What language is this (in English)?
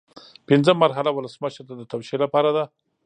Pashto